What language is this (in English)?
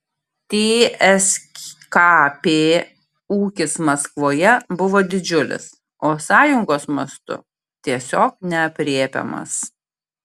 Lithuanian